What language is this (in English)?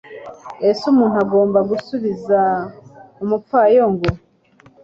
Kinyarwanda